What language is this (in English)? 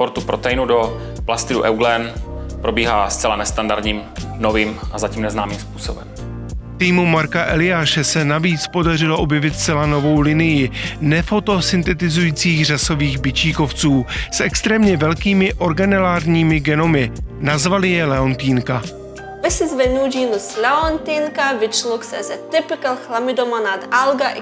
Czech